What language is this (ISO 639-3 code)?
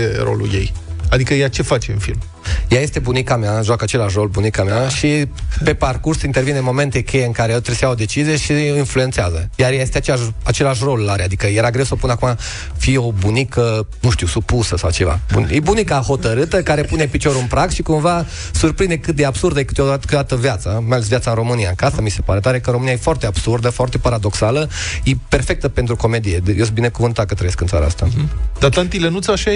ron